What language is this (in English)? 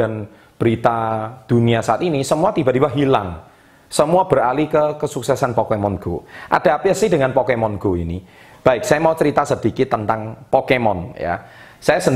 Indonesian